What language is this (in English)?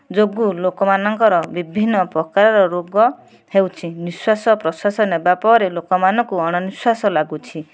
Odia